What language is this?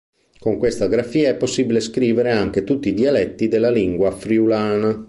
Italian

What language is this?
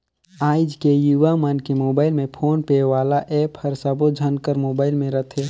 Chhattisgarhi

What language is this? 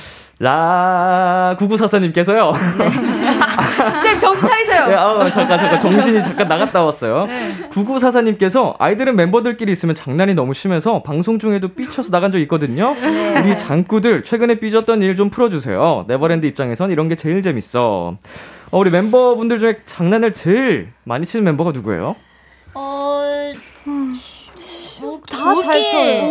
Korean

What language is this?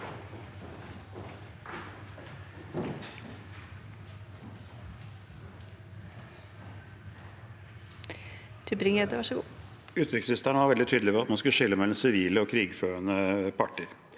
Norwegian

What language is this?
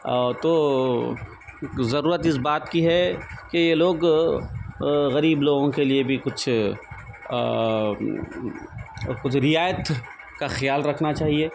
Urdu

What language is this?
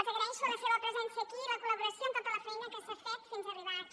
Catalan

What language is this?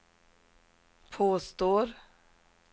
Swedish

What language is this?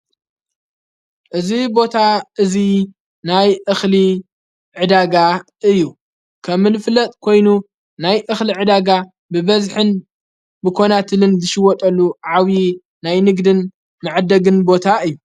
Tigrinya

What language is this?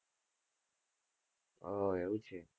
Gujarati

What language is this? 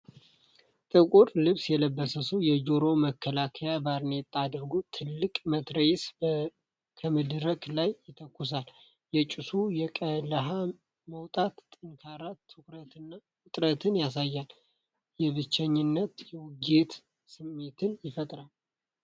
Amharic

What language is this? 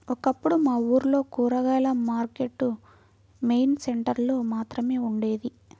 Telugu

